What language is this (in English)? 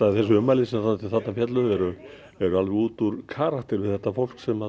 Icelandic